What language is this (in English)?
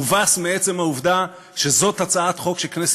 Hebrew